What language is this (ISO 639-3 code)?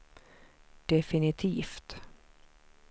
swe